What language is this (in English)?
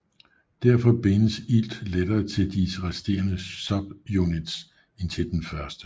Danish